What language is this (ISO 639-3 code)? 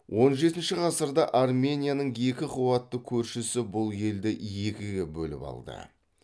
kaz